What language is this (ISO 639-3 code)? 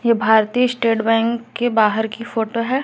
hin